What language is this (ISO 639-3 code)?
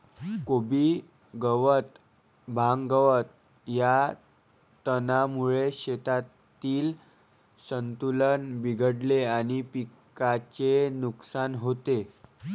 mar